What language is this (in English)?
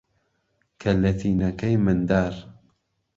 Central Kurdish